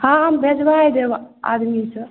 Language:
Maithili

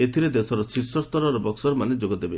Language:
Odia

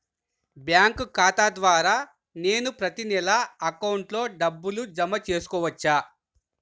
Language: Telugu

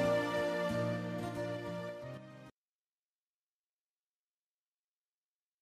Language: Japanese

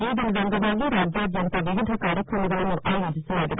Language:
Kannada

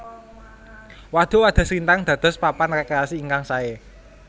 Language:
Javanese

